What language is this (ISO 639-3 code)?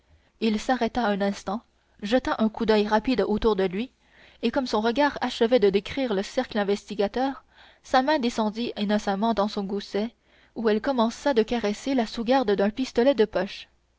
fra